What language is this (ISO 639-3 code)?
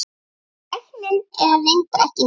isl